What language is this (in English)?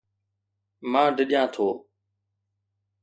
Sindhi